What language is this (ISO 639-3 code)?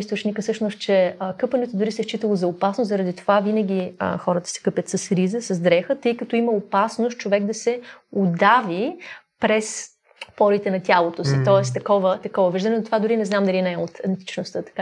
bul